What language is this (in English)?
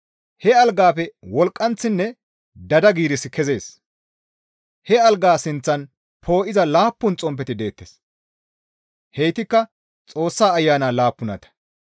Gamo